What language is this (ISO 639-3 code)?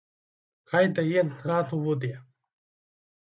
ukr